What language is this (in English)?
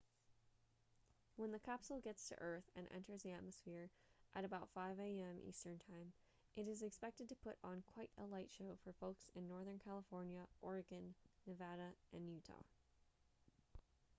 English